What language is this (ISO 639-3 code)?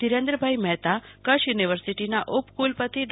guj